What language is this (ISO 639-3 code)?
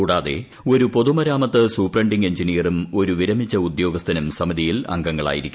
mal